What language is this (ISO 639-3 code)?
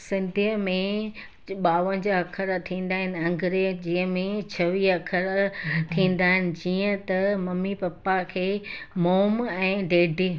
snd